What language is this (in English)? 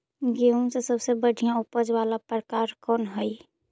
Magahi